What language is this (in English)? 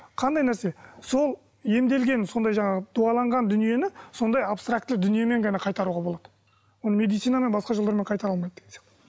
Kazakh